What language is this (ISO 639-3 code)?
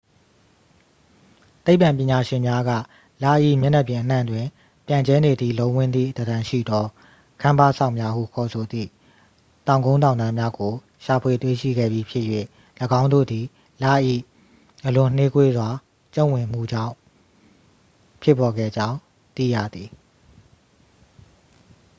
mya